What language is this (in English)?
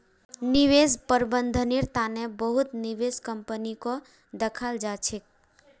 Magahi